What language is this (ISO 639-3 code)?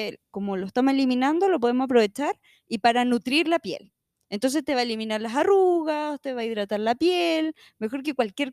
spa